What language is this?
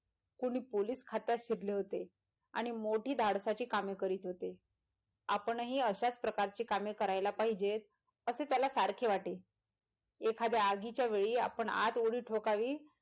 Marathi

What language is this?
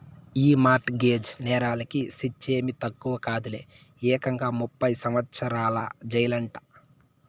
Telugu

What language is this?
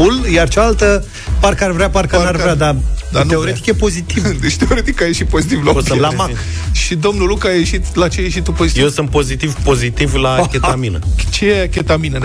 Romanian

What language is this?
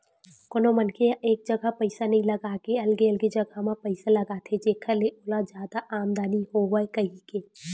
Chhattisgarhi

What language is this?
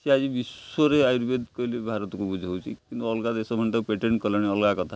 Odia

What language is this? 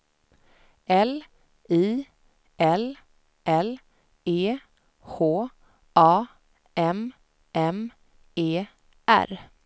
Swedish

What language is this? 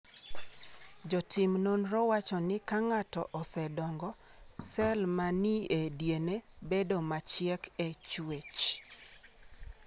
Luo (Kenya and Tanzania)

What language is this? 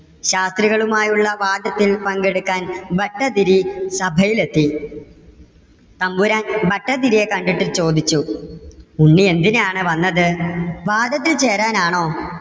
Malayalam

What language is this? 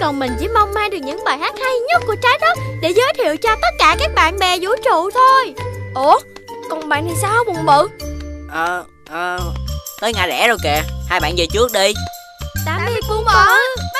Vietnamese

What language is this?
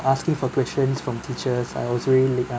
English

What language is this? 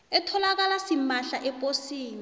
South Ndebele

